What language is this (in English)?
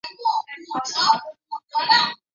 Chinese